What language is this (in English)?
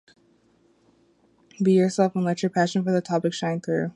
English